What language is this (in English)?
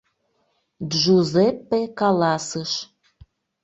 Mari